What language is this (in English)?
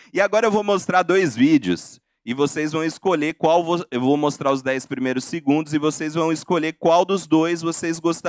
Portuguese